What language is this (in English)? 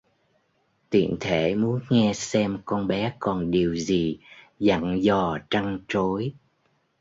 Vietnamese